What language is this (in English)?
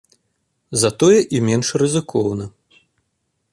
Belarusian